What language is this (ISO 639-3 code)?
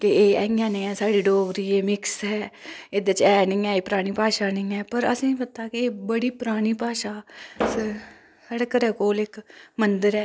doi